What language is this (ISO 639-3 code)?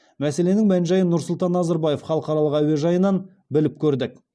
kaz